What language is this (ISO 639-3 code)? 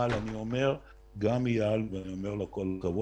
heb